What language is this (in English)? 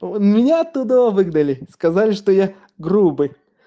Russian